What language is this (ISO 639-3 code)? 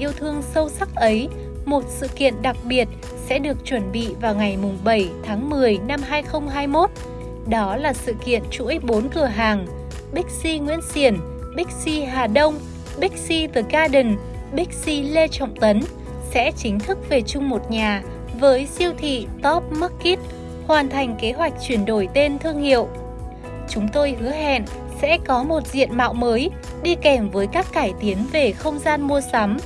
vie